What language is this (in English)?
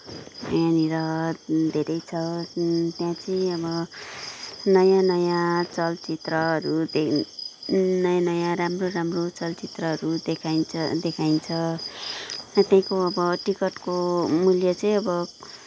Nepali